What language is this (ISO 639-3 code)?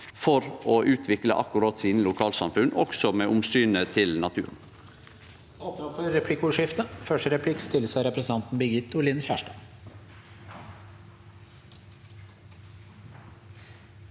nor